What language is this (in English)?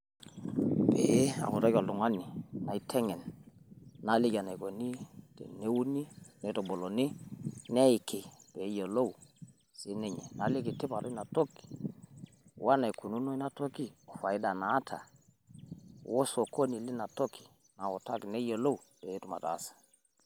Masai